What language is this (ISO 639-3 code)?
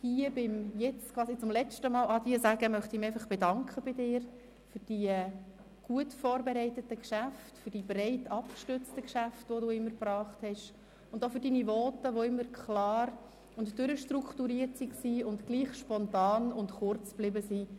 gsw